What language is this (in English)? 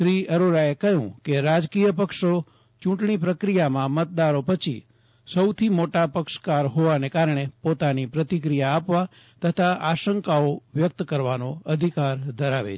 Gujarati